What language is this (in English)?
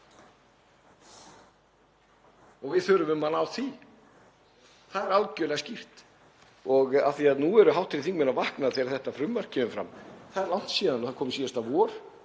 Icelandic